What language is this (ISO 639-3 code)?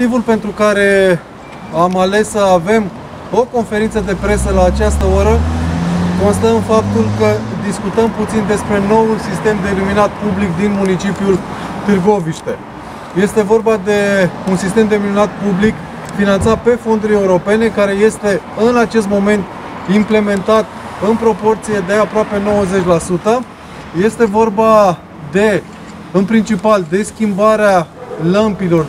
ron